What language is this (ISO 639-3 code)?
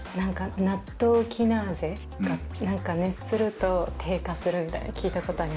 jpn